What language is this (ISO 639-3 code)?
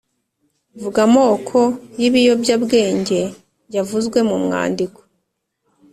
kin